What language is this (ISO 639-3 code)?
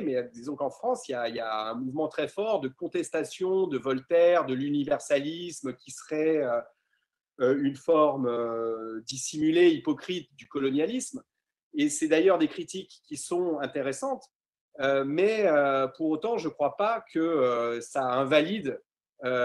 fra